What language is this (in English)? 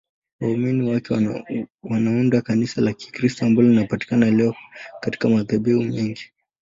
Swahili